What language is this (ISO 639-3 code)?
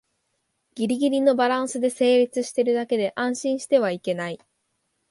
jpn